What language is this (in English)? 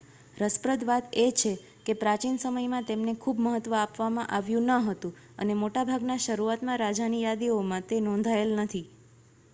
Gujarati